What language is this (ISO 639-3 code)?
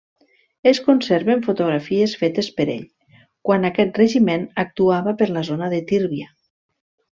cat